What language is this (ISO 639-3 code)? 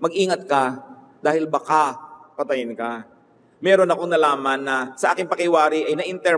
fil